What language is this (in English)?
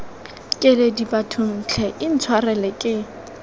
Tswana